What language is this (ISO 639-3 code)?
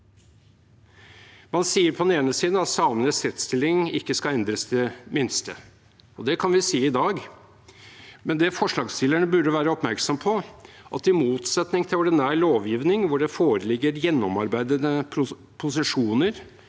nor